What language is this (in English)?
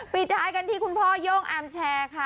Thai